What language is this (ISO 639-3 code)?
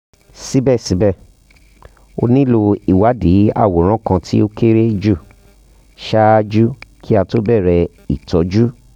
yor